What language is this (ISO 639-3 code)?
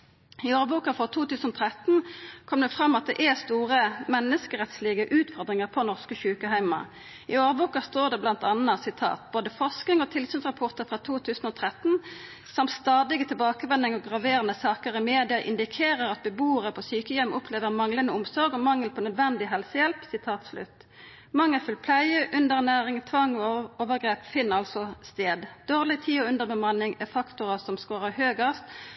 nno